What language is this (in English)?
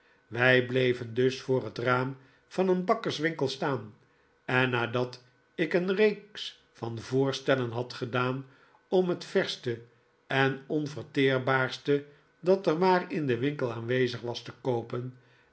Dutch